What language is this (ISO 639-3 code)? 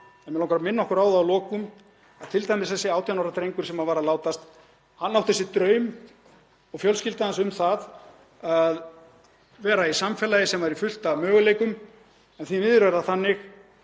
isl